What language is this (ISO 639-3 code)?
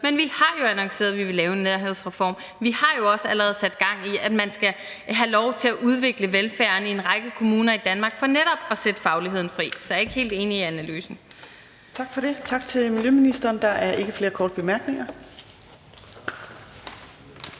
dan